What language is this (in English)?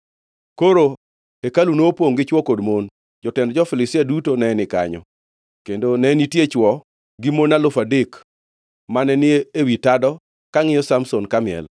Luo (Kenya and Tanzania)